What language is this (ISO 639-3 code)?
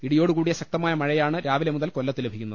mal